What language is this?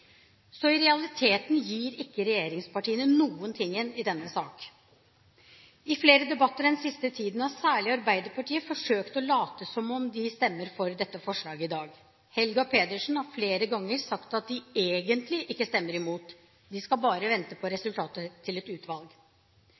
Norwegian Bokmål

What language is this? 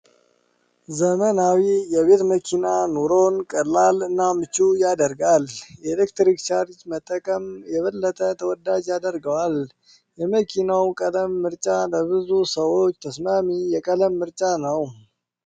Amharic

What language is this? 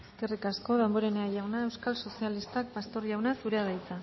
Basque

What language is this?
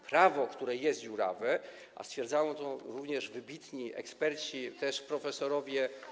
Polish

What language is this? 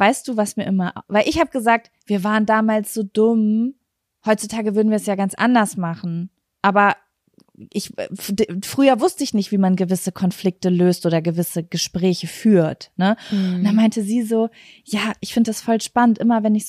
German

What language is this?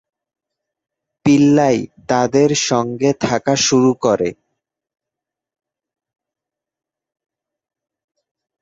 Bangla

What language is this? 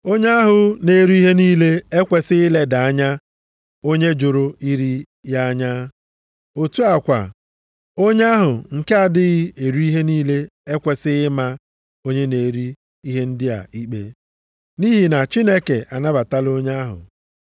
Igbo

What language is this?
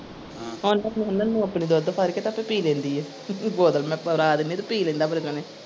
Punjabi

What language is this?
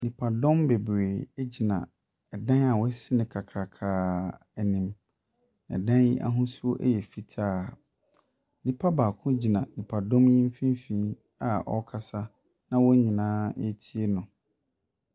Akan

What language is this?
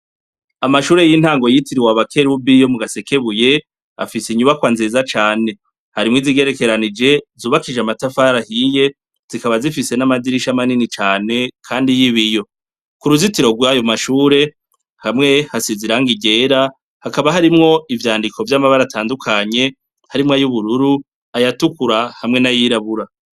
Rundi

